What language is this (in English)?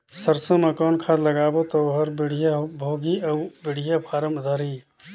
Chhattisgarhi